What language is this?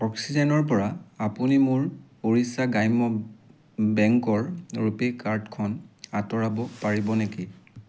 Assamese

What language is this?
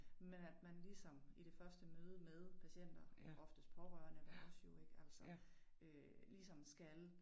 Danish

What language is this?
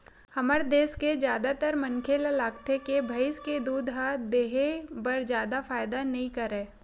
Chhattisgarhi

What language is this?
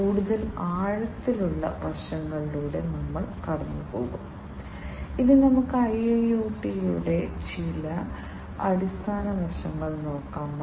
Malayalam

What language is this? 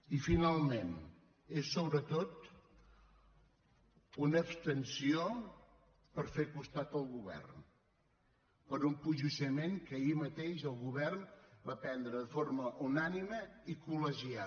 Catalan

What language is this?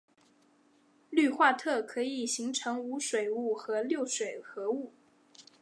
Chinese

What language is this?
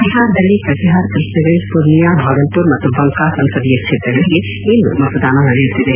Kannada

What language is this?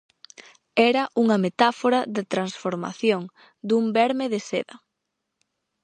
Galician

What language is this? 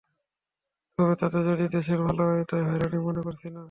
Bangla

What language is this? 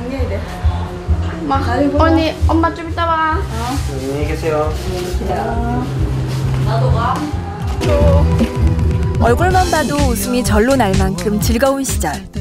Korean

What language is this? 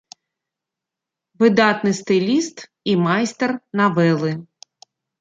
Belarusian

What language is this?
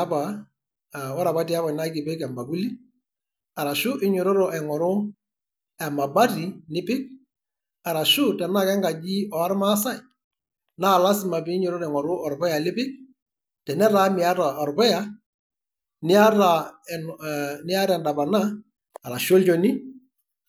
Masai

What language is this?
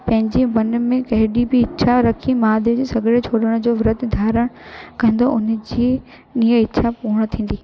Sindhi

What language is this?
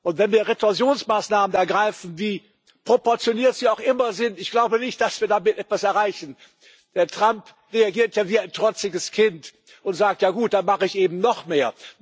German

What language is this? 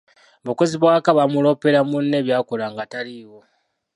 Ganda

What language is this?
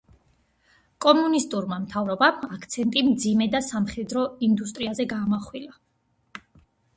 Georgian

